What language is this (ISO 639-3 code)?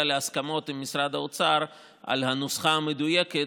heb